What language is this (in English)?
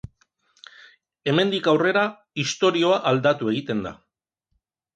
Basque